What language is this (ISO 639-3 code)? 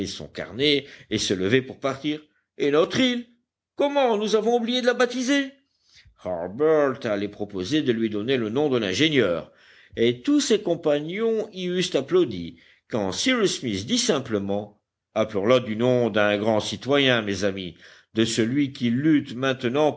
fra